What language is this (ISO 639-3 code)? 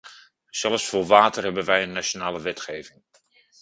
nld